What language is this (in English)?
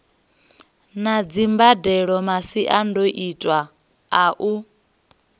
Venda